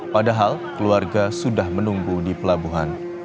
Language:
Indonesian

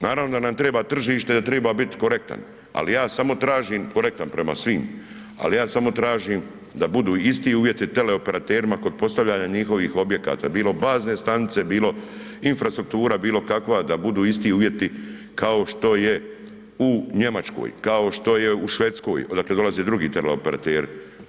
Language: Croatian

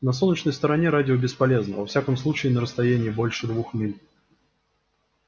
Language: Russian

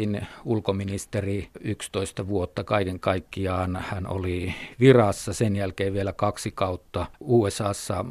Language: Finnish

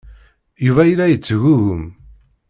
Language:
Kabyle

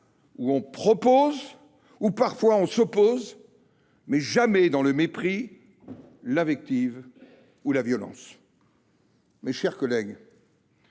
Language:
French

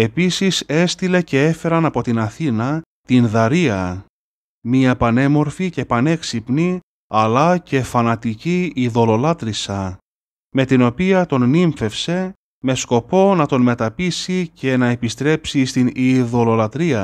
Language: Greek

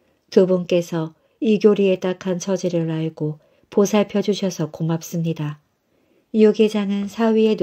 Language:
Korean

